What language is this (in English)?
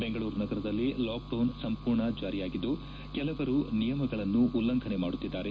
Kannada